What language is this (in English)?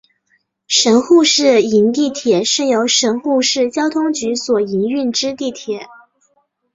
Chinese